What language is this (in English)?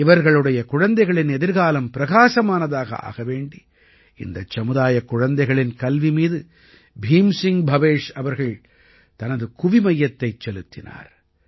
Tamil